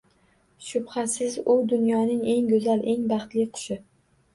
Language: Uzbek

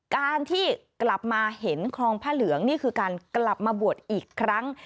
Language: Thai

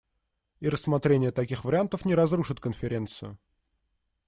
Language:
Russian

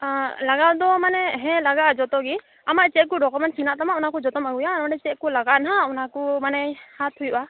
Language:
Santali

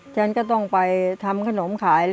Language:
Thai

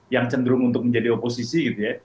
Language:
Indonesian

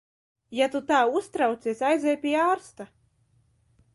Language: Latvian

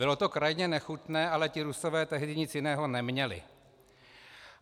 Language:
Czech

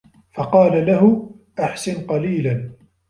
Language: Arabic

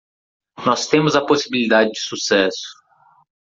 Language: Portuguese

